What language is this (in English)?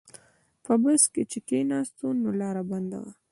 Pashto